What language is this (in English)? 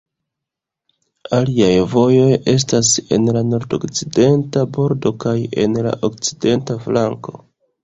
Esperanto